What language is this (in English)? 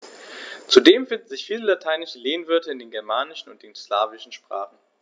German